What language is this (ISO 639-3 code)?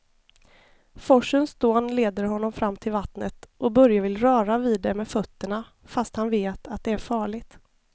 swe